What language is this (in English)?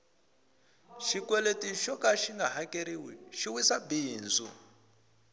Tsonga